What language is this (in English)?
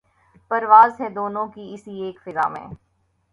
Urdu